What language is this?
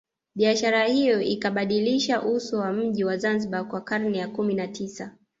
Swahili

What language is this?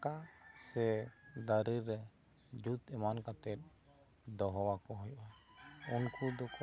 Santali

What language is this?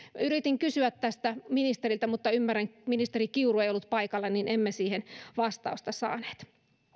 Finnish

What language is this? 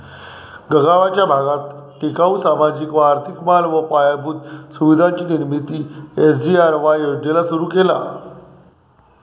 Marathi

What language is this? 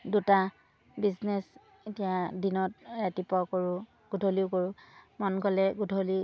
Assamese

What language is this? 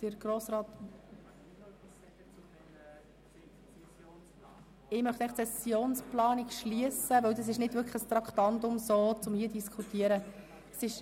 Swiss German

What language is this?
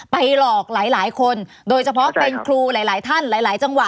Thai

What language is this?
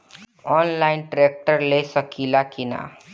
Bhojpuri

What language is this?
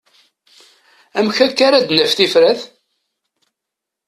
Kabyle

